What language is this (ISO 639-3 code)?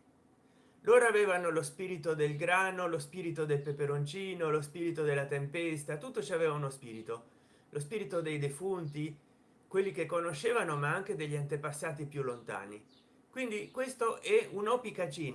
ita